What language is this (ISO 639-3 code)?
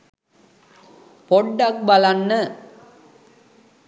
sin